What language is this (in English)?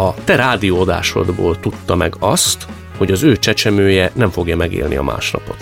Hungarian